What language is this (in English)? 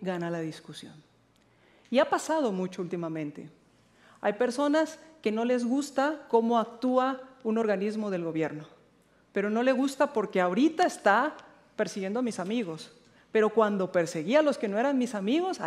Spanish